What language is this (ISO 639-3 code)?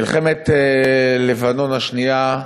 heb